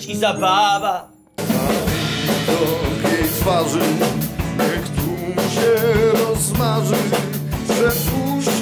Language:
Polish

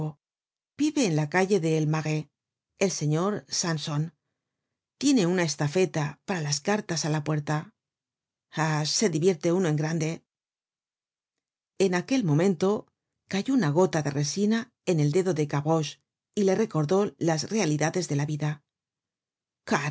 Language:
Spanish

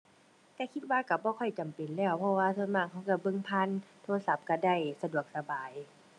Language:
Thai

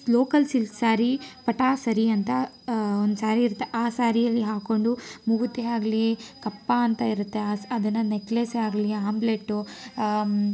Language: Kannada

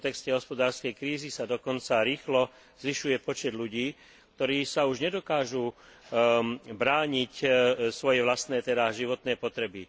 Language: Slovak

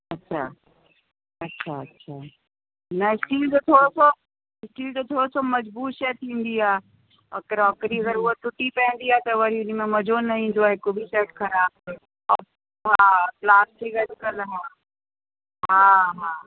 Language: Sindhi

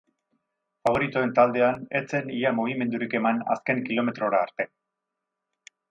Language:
Basque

